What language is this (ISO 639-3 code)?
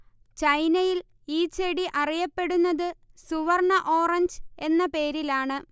mal